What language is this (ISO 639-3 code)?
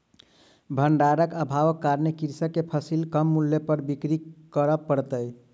mai